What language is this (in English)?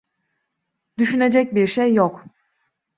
Turkish